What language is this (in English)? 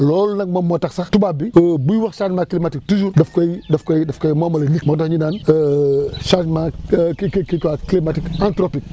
Wolof